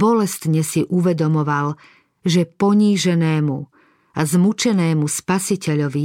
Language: Slovak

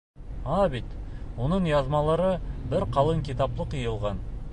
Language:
Bashkir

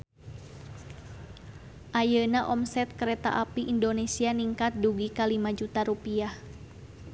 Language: Sundanese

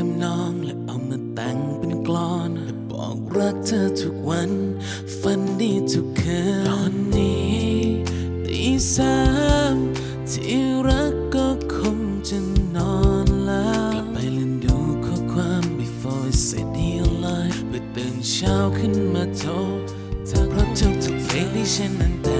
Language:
Thai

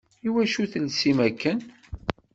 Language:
Kabyle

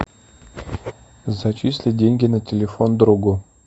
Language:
Russian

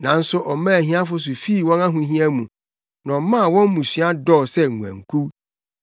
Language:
Akan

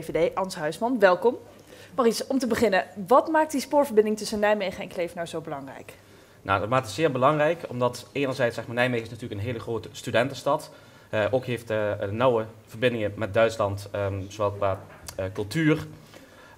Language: Dutch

